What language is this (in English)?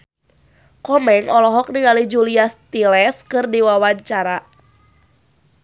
Sundanese